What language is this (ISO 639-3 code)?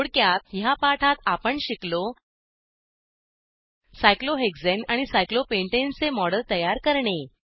mar